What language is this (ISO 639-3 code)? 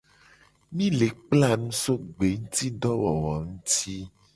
gej